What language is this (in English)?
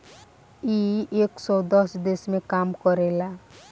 Bhojpuri